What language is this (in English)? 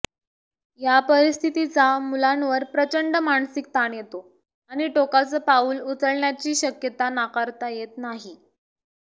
Marathi